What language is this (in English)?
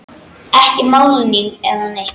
Icelandic